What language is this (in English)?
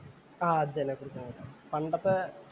Malayalam